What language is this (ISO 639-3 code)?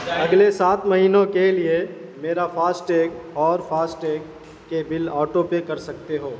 urd